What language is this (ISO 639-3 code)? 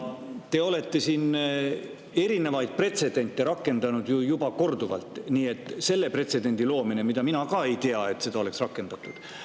est